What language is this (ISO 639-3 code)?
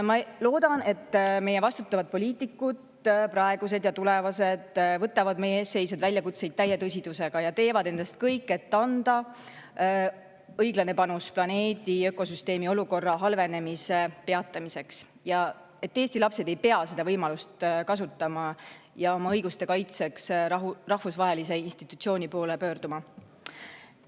est